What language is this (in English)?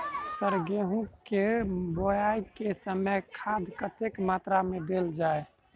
Maithili